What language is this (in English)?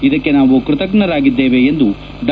Kannada